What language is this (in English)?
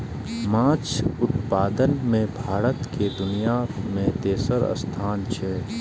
Maithili